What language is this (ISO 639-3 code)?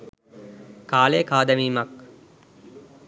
sin